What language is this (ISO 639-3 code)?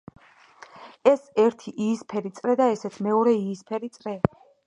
kat